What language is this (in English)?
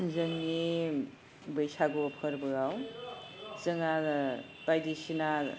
Bodo